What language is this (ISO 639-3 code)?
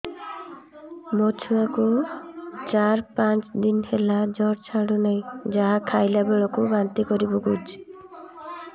ori